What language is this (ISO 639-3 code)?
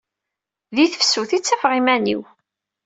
kab